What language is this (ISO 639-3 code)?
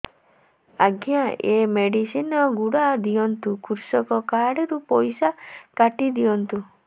ori